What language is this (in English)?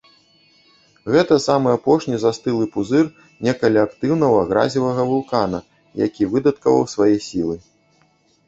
Belarusian